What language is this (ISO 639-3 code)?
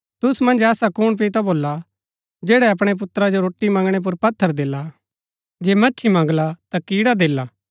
gbk